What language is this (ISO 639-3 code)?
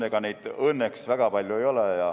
est